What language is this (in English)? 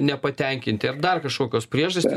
Lithuanian